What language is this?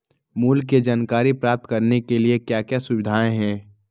Magahi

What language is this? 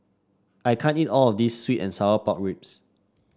English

